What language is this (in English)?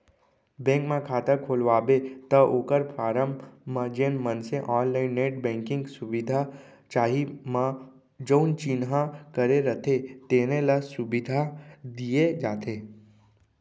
Chhattisgarhi